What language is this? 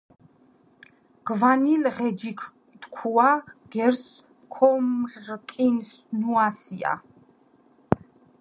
Georgian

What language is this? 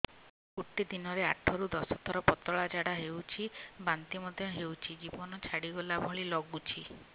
Odia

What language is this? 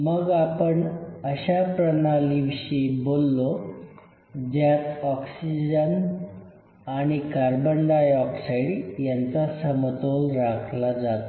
Marathi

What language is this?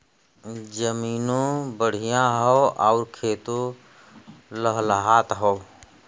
Bhojpuri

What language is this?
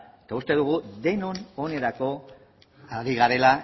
Basque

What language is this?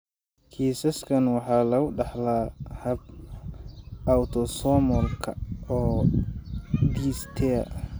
Somali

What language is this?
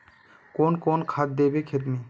Magahi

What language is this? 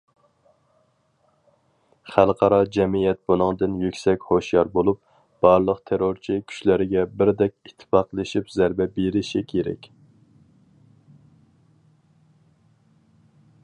Uyghur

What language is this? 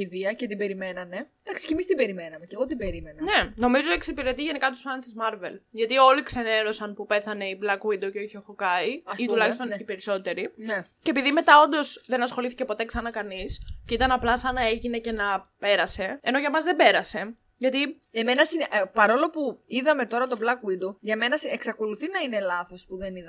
Greek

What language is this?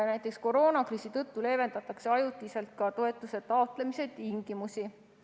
Estonian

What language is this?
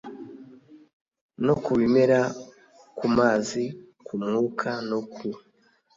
Kinyarwanda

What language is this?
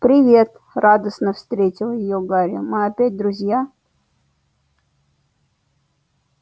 Russian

